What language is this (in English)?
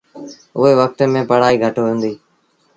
Sindhi Bhil